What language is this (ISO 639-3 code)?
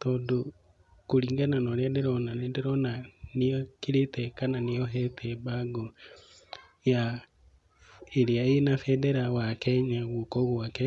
kik